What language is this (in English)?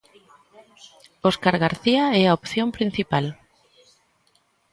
Galician